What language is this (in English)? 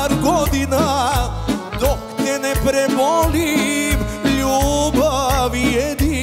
Romanian